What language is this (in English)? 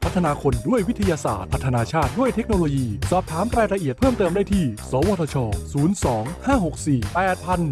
Thai